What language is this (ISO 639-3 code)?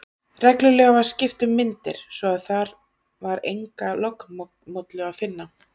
isl